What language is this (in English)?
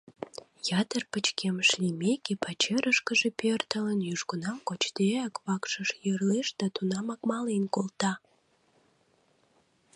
Mari